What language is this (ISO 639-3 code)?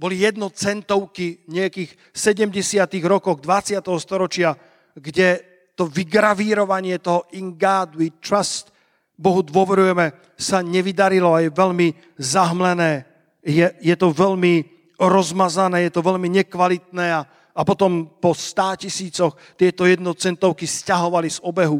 slk